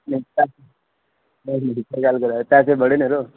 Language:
Dogri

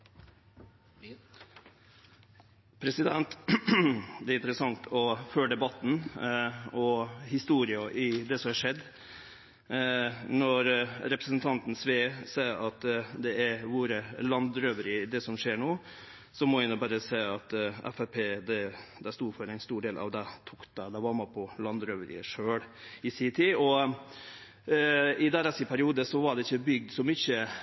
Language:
Norwegian Nynorsk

